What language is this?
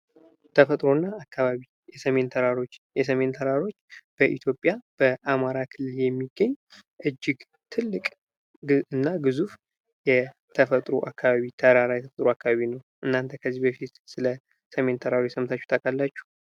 Amharic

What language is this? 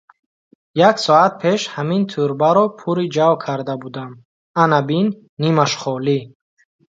Tajik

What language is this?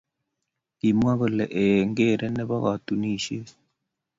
Kalenjin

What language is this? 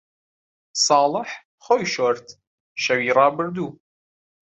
Central Kurdish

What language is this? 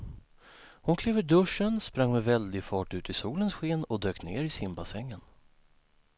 Swedish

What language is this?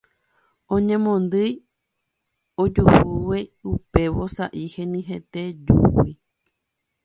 Guarani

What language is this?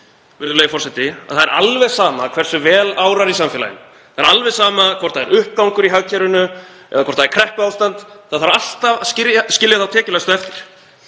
Icelandic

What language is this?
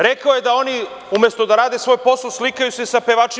Serbian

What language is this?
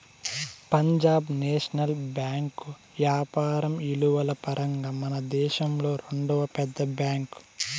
Telugu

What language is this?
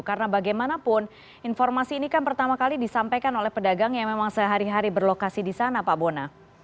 Indonesian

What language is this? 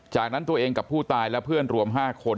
Thai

